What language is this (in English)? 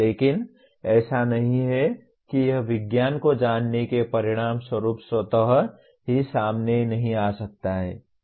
Hindi